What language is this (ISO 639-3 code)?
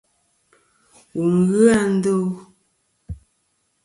bkm